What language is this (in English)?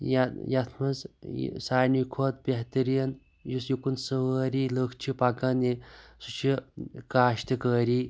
Kashmiri